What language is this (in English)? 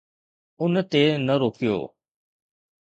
Sindhi